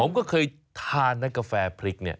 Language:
Thai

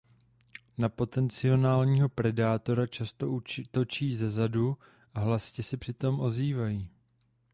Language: Czech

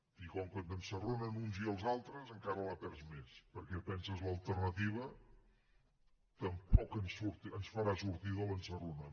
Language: Catalan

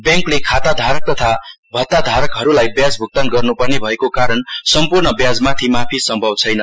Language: Nepali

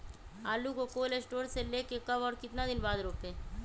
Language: Magahi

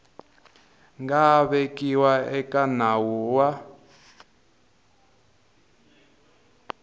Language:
Tsonga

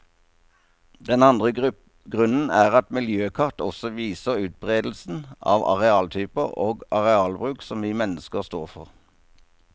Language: Norwegian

